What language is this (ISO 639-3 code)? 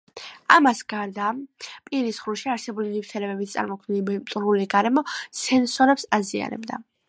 kat